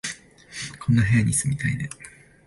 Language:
Japanese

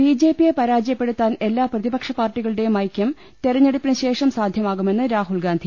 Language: Malayalam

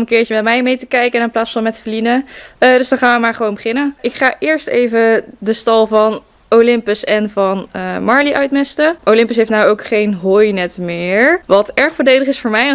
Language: Dutch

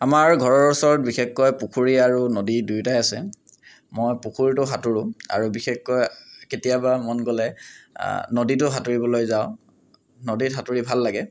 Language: Assamese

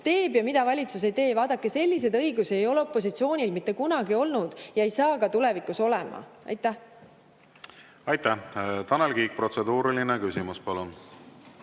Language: Estonian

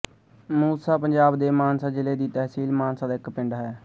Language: Punjabi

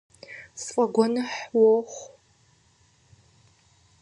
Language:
Kabardian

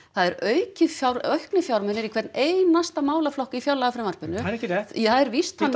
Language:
Icelandic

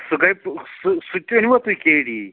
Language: Kashmiri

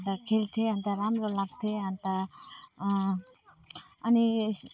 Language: Nepali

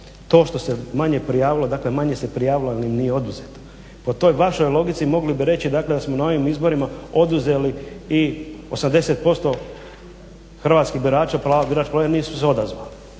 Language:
Croatian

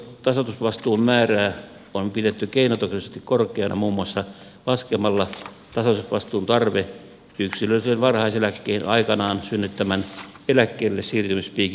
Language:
Finnish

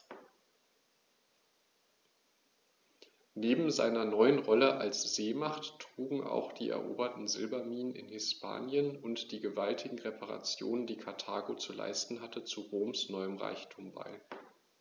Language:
German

